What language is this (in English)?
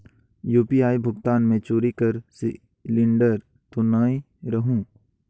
Chhattisgarhi